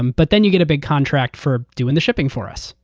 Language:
English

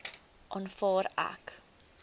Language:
Afrikaans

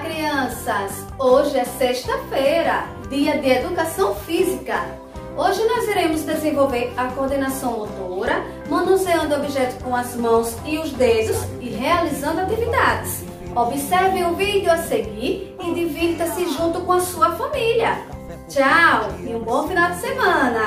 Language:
Portuguese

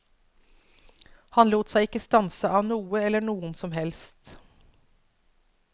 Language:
Norwegian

